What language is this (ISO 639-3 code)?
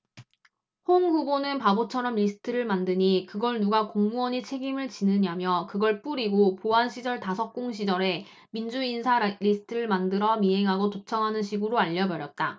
kor